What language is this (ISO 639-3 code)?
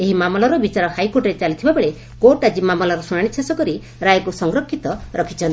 ori